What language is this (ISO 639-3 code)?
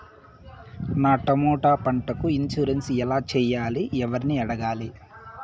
tel